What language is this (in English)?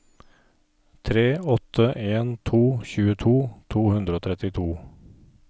Norwegian